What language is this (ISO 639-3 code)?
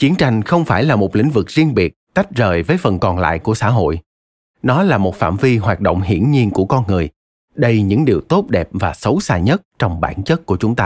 vie